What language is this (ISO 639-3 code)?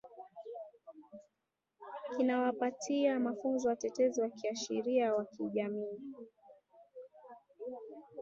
swa